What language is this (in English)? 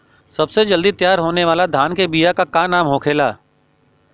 Bhojpuri